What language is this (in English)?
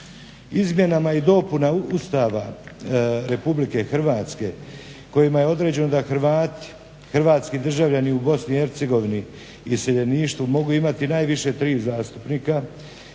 Croatian